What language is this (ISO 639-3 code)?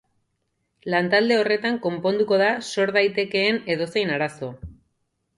eus